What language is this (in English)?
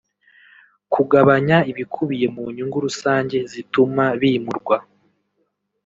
Kinyarwanda